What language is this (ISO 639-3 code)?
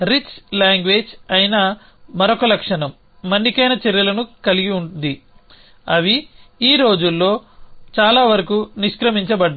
tel